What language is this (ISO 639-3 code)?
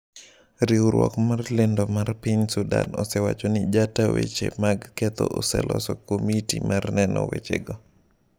luo